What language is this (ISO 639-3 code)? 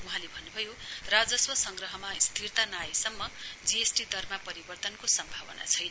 nep